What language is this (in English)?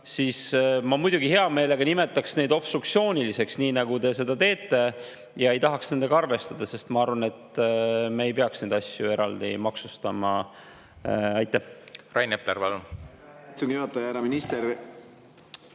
Estonian